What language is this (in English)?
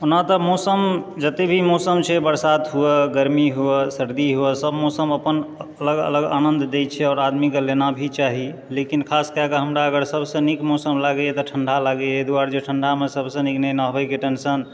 Maithili